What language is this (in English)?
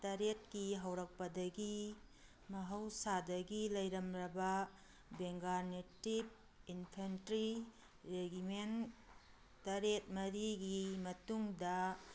Manipuri